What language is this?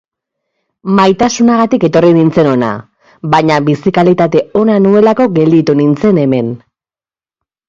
Basque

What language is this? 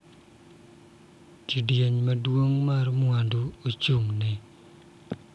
Luo (Kenya and Tanzania)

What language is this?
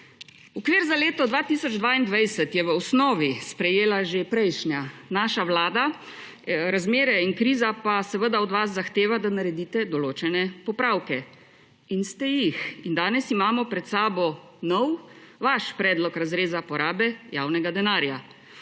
Slovenian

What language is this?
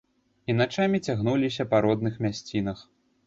Belarusian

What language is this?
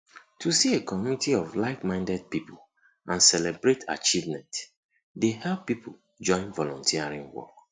Nigerian Pidgin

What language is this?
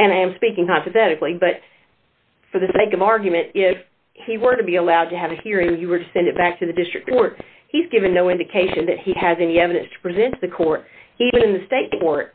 English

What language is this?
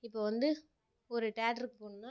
Tamil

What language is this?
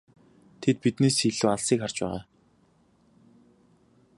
Mongolian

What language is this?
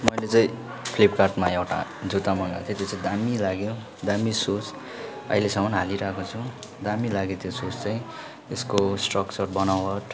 Nepali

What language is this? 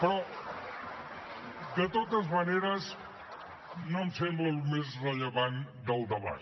Catalan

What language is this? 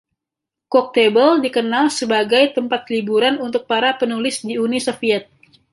Indonesian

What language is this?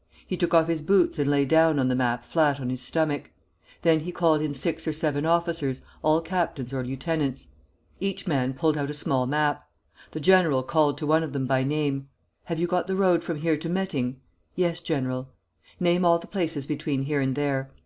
English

